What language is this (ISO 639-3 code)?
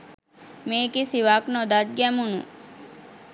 sin